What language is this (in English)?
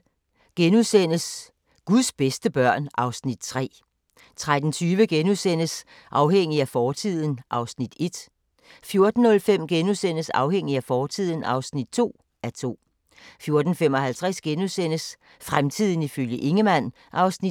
Danish